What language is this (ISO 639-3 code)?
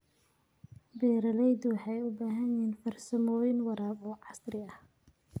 som